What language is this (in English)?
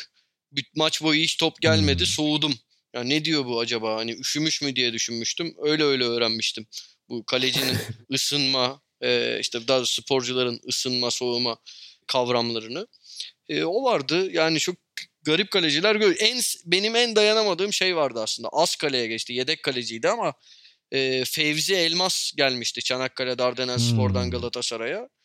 Turkish